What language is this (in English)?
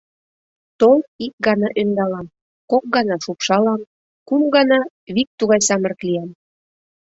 Mari